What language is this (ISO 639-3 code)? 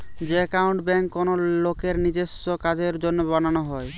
ben